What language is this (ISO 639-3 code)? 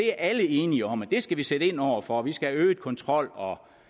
dan